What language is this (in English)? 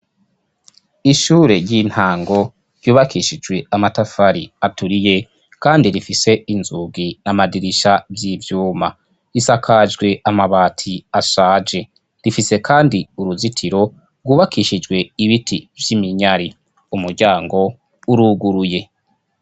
Rundi